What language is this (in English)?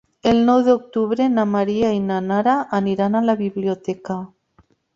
Catalan